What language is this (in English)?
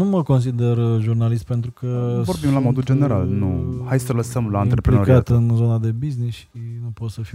Romanian